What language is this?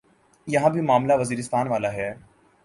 Urdu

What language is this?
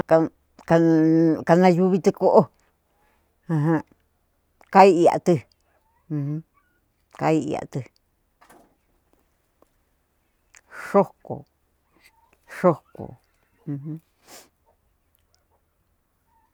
Cuyamecalco Mixtec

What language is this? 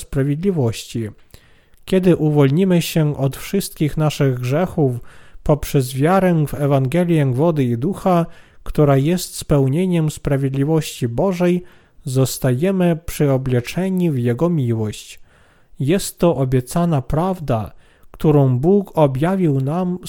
Polish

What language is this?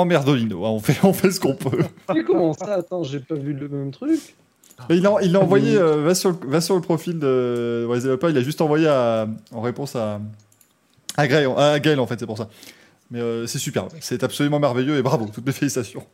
French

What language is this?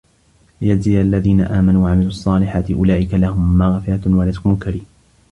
Arabic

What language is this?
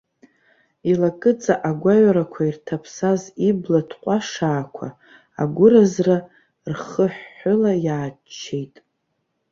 Abkhazian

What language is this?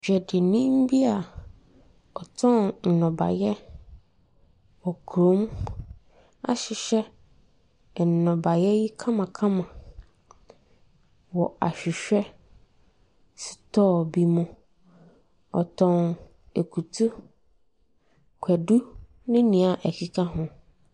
Akan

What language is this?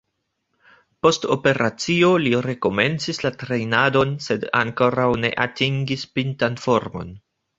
Esperanto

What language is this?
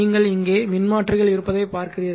Tamil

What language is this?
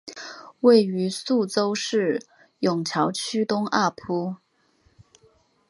Chinese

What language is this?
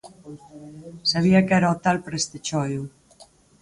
Galician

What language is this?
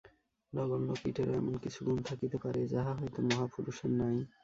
Bangla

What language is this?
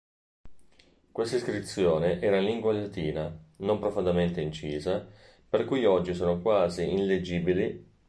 Italian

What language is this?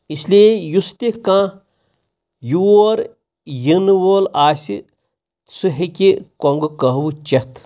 Kashmiri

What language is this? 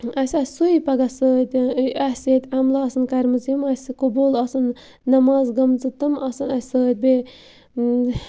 Kashmiri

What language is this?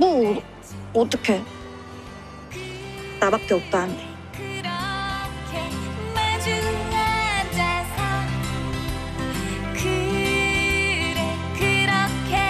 Korean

